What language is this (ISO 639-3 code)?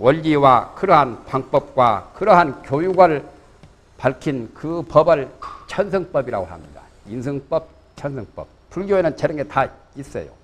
kor